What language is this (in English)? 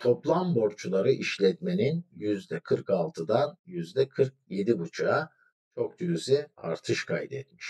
Turkish